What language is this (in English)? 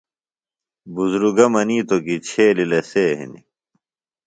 Phalura